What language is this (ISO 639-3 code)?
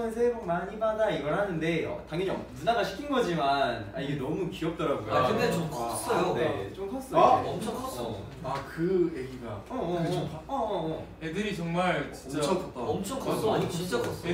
kor